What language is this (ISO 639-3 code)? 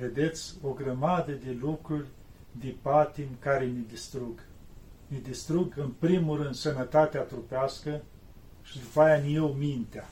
ron